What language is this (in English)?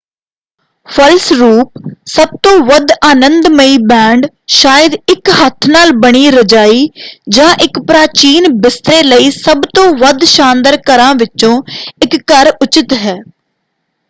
Punjabi